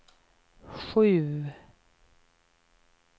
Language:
Swedish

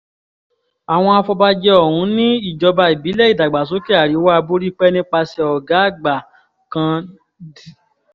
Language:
Yoruba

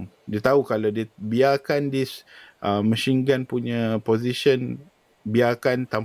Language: Malay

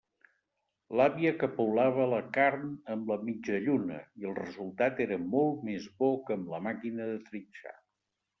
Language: Catalan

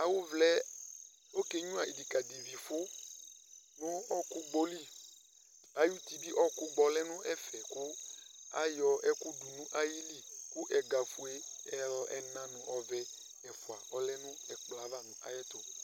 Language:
Ikposo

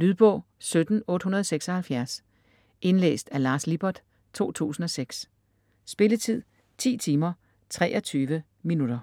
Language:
Danish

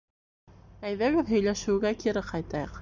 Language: Bashkir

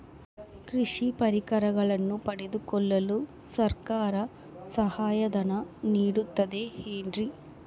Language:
Kannada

